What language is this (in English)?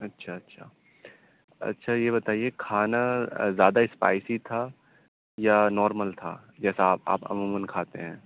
Urdu